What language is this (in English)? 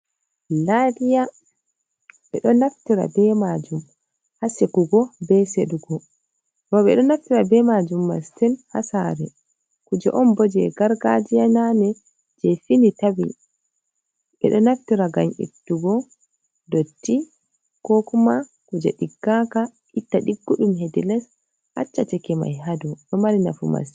Fula